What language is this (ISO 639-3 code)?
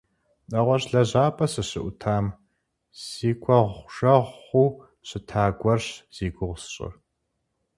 kbd